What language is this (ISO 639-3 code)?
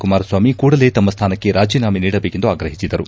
kan